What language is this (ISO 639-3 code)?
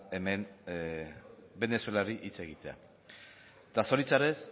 eus